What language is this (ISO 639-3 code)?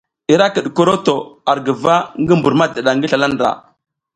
giz